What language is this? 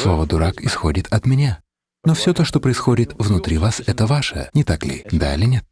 Russian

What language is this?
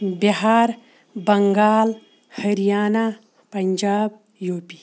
Kashmiri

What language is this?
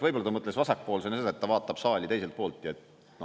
Estonian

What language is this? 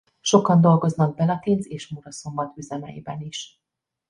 Hungarian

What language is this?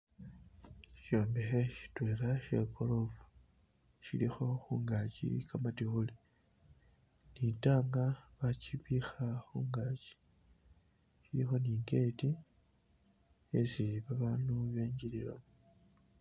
Masaaba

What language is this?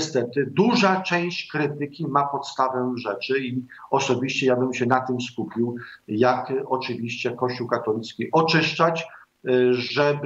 Polish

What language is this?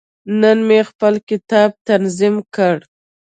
Pashto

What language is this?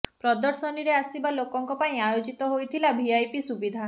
Odia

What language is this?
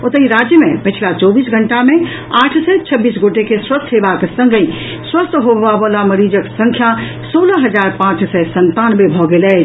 Maithili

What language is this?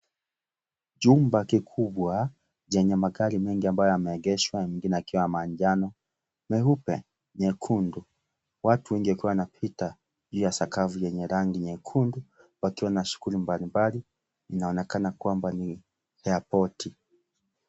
Swahili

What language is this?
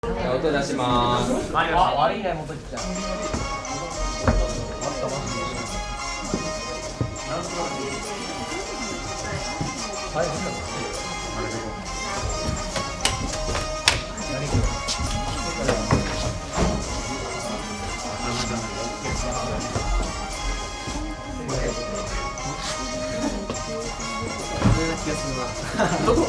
Japanese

